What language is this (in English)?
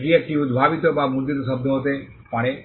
Bangla